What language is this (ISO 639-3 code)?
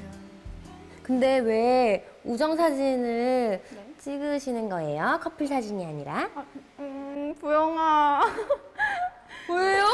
kor